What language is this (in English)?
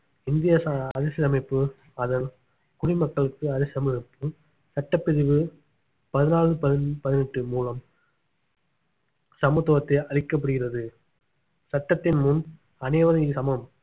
Tamil